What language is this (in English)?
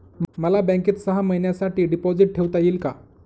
Marathi